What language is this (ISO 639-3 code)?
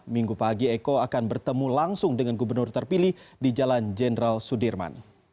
ind